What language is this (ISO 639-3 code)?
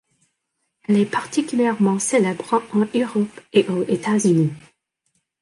fra